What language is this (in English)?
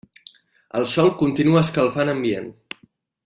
Catalan